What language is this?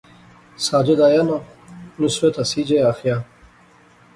Pahari-Potwari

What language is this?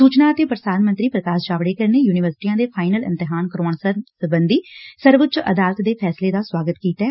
Punjabi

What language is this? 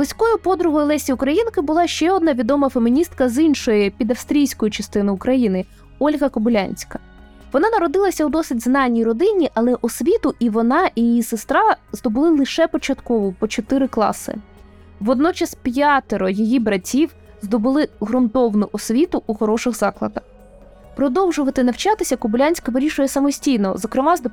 Ukrainian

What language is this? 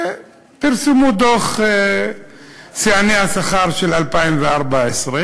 Hebrew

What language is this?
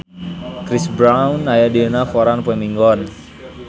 Sundanese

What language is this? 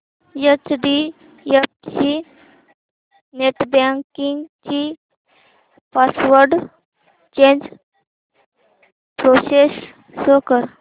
Marathi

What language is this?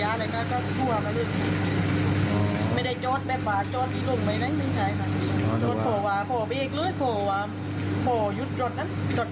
Thai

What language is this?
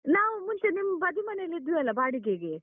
Kannada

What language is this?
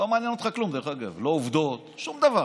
Hebrew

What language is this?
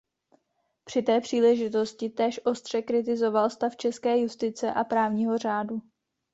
Czech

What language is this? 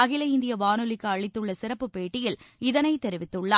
Tamil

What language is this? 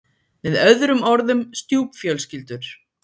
Icelandic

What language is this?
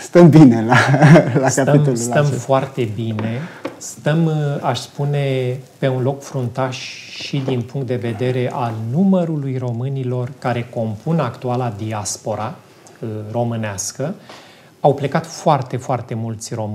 Romanian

